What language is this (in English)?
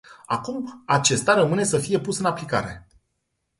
Romanian